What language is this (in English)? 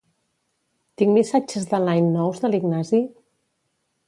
Catalan